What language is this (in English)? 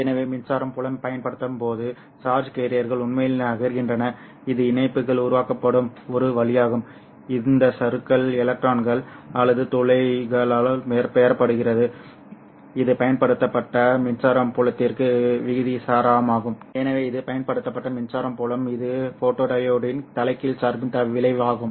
Tamil